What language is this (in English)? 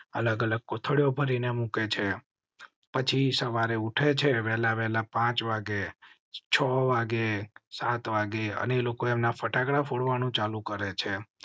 Gujarati